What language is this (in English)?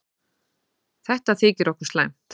Icelandic